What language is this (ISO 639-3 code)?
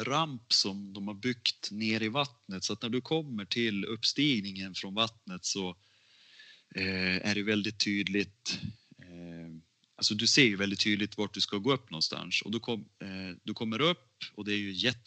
swe